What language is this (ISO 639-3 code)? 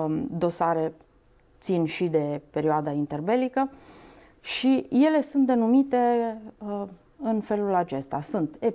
ron